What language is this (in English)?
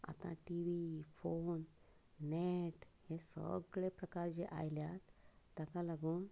Konkani